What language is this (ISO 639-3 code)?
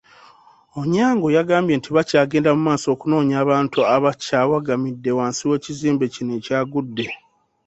lug